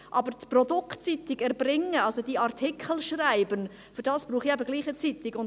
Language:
Swiss German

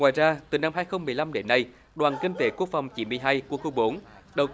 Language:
Vietnamese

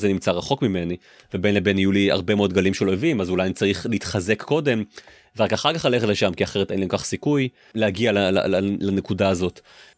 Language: Hebrew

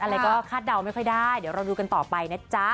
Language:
Thai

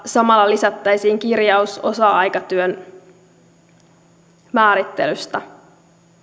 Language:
Finnish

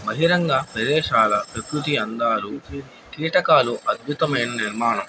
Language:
Telugu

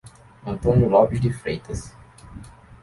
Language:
Portuguese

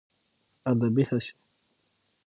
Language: Pashto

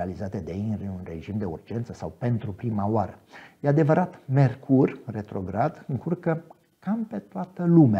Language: Romanian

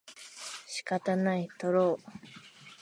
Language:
Japanese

